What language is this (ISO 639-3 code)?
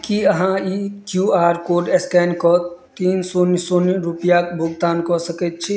mai